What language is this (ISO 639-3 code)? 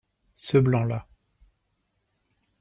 fra